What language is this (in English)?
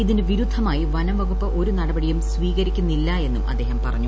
Malayalam